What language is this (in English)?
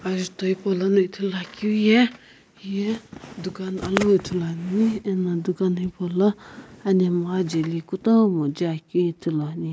Sumi Naga